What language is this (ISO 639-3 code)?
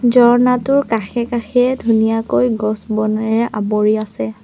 asm